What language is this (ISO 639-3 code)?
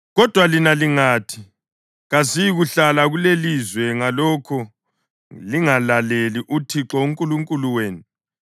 nde